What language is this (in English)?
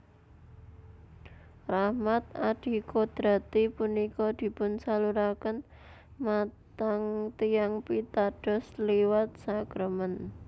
Javanese